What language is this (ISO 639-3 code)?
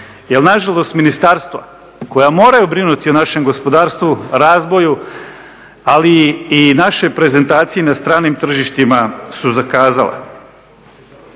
hrv